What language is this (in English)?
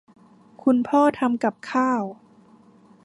Thai